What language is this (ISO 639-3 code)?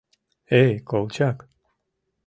chm